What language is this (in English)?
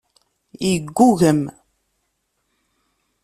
Kabyle